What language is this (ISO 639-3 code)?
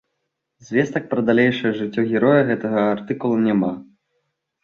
bel